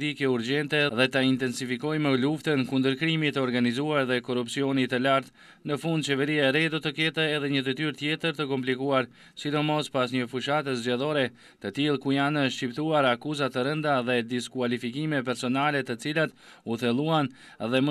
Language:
Romanian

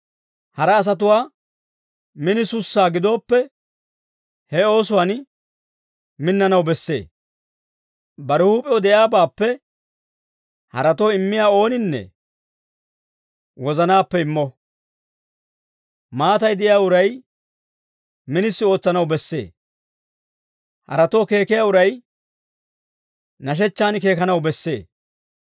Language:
Dawro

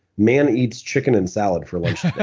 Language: English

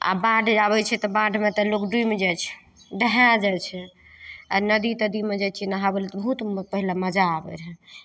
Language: Maithili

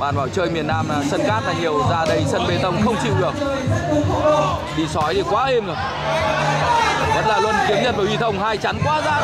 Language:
Vietnamese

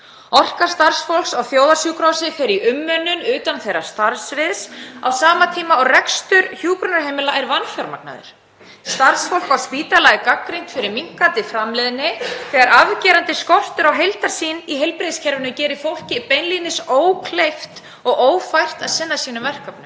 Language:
Icelandic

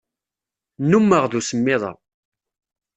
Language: Kabyle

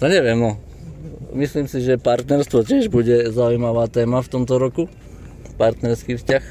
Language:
Slovak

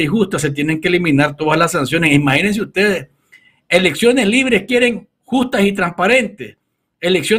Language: Spanish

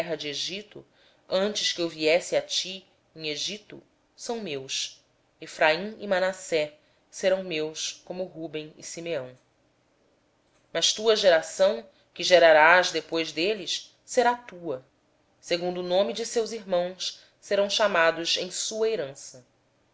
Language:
Portuguese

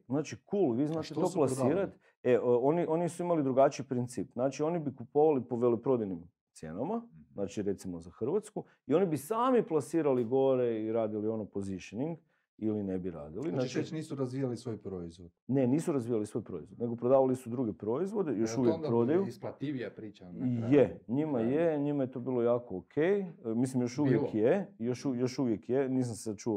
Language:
Croatian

